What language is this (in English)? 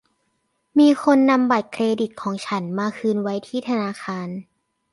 Thai